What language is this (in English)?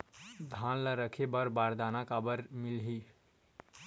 Chhattisgarhi